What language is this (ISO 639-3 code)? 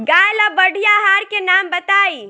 bho